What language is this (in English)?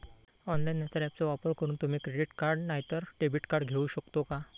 Marathi